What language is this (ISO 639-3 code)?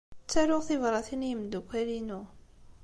kab